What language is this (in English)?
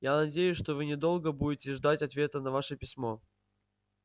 Russian